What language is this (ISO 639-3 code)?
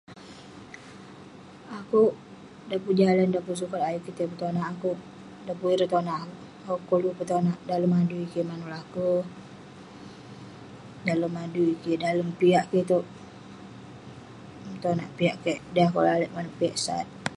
pne